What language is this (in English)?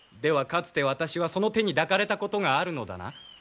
Japanese